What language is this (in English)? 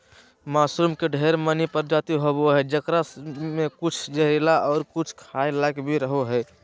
Magahi